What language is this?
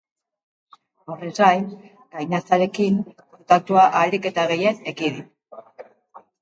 Basque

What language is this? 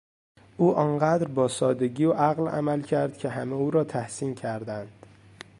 Persian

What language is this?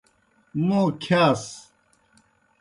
Kohistani Shina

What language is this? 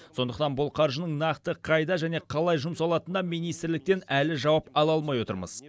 Kazakh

